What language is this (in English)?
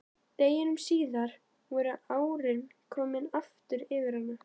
Icelandic